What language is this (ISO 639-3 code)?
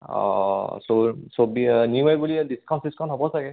asm